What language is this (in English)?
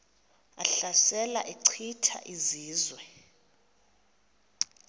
Xhosa